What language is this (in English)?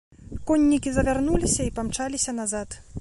Belarusian